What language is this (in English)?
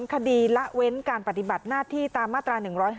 Thai